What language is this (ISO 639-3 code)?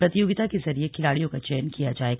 hin